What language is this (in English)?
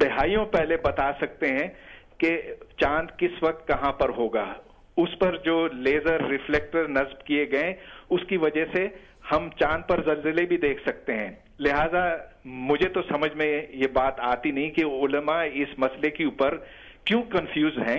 Hindi